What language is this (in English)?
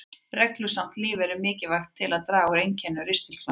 Icelandic